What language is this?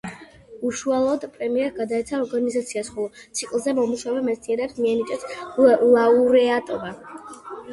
Georgian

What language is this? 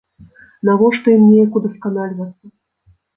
Belarusian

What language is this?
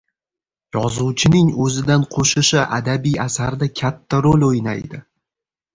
Uzbek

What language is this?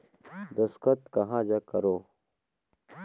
Chhattisgarhi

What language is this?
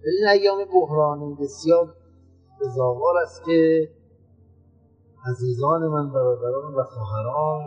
Persian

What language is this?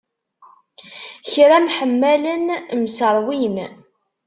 Kabyle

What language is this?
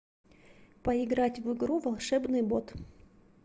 Russian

